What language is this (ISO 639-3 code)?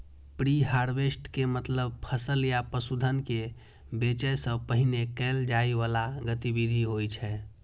mai